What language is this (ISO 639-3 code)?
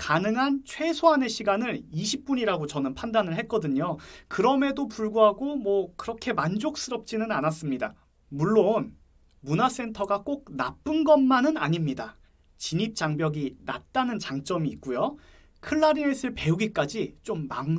kor